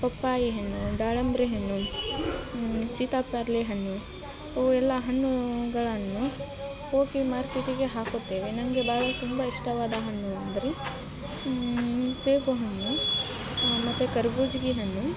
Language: Kannada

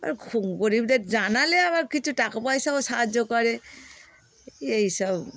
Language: Bangla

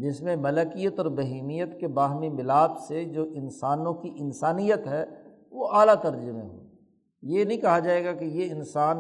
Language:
Urdu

